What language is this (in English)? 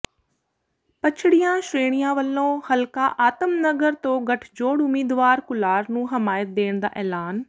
Punjabi